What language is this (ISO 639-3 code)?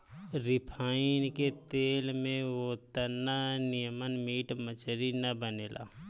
bho